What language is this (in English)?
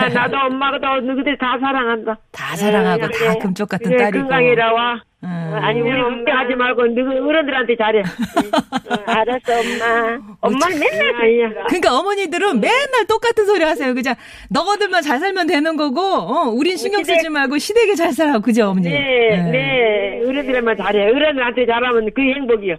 Korean